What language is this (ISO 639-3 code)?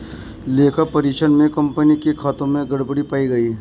hin